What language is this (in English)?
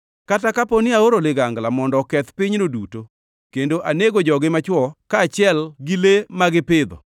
Luo (Kenya and Tanzania)